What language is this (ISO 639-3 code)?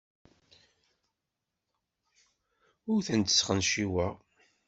kab